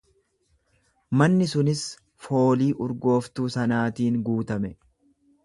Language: Oromo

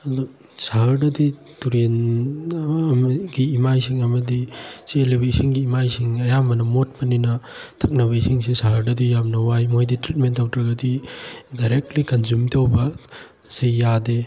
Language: Manipuri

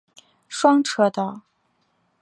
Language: Chinese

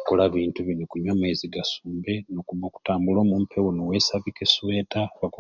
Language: Ruuli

